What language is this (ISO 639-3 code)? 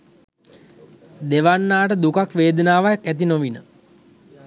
sin